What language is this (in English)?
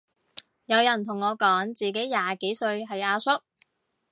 Cantonese